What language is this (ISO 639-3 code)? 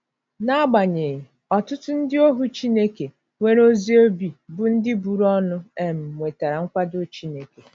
ibo